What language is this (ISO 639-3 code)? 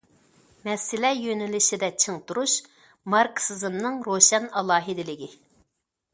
uig